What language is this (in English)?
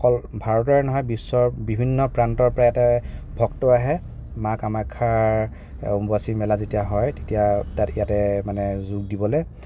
Assamese